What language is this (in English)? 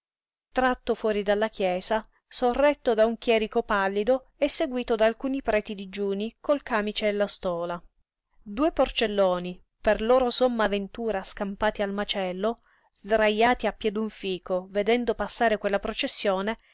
Italian